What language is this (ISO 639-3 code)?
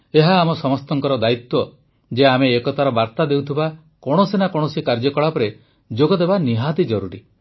ori